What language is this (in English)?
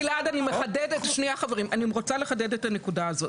Hebrew